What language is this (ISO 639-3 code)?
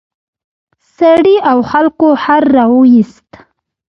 pus